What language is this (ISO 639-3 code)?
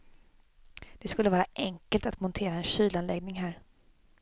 swe